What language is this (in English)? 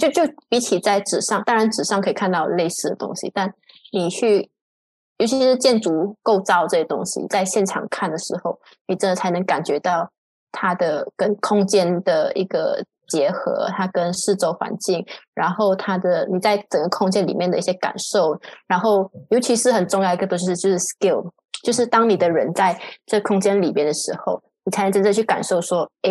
Chinese